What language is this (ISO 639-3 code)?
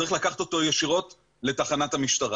heb